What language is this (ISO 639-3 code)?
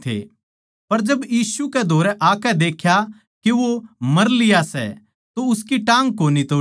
bgc